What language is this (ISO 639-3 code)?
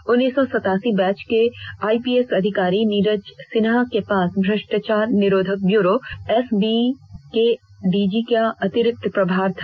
hin